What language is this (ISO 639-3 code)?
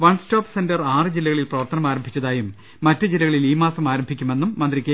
mal